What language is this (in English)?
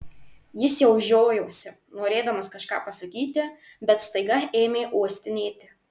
Lithuanian